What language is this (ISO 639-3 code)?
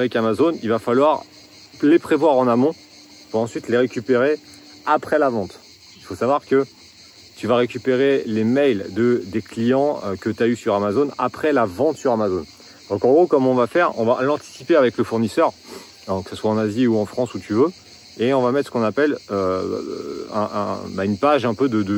fra